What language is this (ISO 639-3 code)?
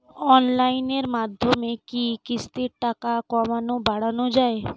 ben